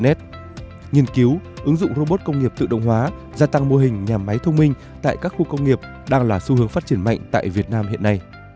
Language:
Vietnamese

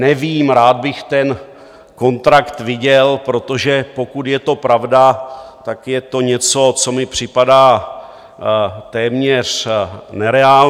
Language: Czech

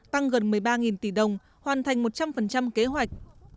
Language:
Vietnamese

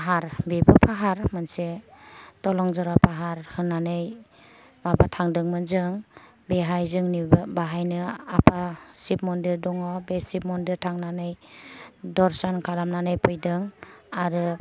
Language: Bodo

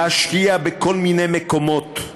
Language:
Hebrew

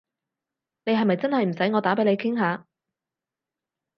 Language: Cantonese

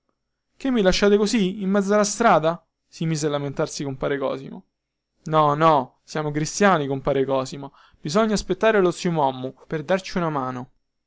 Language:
Italian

